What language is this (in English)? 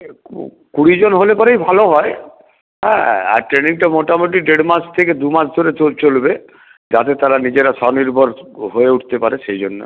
Bangla